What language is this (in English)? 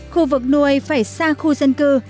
Vietnamese